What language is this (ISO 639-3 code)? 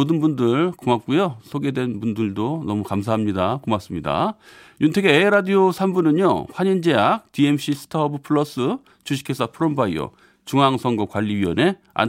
kor